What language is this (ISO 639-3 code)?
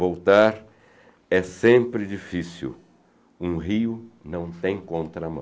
por